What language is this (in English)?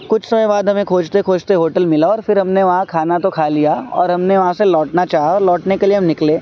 Urdu